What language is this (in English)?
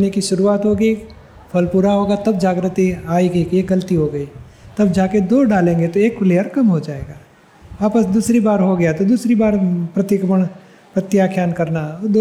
Gujarati